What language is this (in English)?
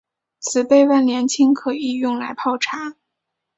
Chinese